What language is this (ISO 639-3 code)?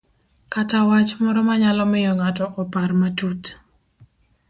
luo